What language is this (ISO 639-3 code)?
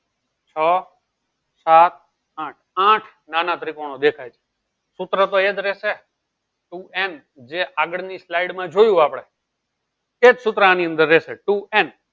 guj